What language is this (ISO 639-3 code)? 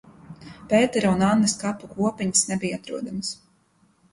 lav